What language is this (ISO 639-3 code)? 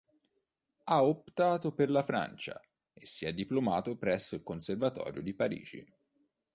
ita